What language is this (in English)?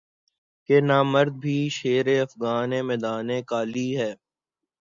Urdu